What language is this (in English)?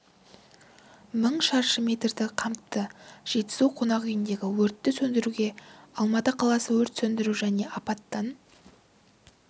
Kazakh